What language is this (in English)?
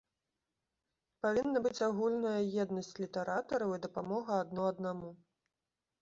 Belarusian